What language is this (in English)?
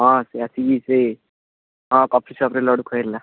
Odia